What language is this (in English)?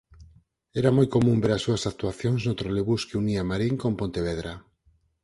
Galician